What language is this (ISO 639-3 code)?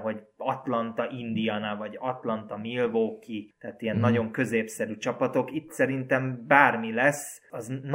hun